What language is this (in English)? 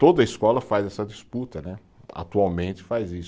Portuguese